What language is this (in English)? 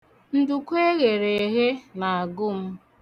Igbo